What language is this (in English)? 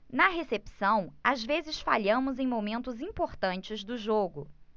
Portuguese